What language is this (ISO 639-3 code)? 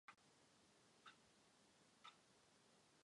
ces